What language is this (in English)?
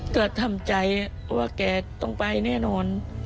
Thai